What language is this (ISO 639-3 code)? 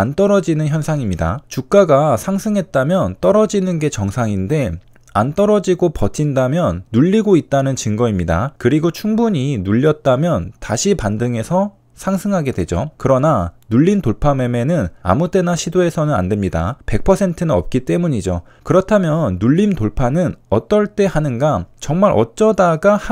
kor